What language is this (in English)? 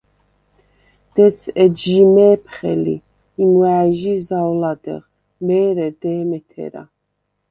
Svan